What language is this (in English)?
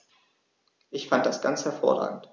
German